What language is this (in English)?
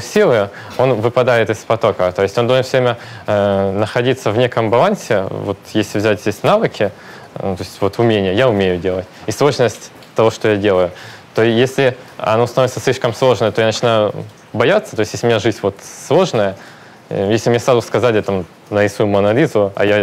Russian